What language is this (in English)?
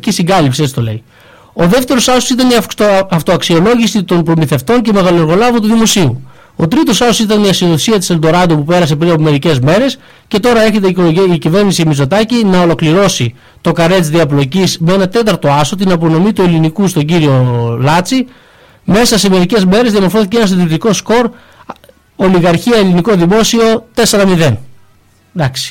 Greek